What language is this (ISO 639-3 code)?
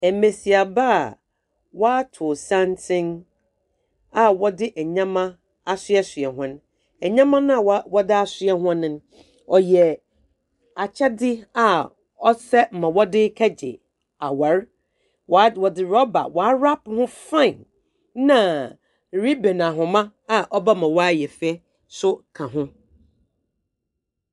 aka